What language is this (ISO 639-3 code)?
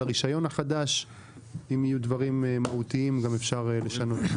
heb